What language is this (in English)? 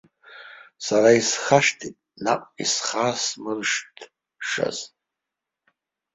Abkhazian